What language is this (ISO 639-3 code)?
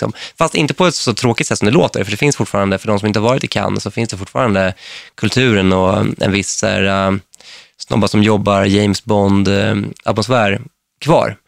swe